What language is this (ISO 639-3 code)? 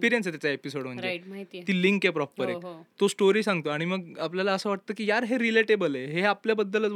mar